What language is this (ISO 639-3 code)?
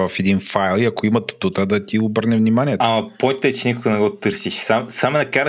bul